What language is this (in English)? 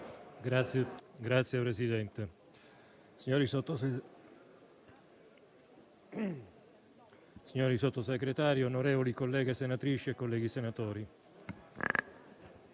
Italian